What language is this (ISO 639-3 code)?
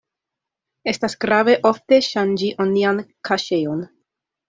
epo